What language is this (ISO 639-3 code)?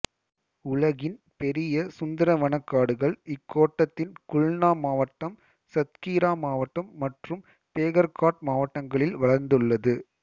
tam